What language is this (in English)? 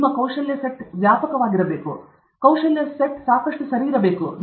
Kannada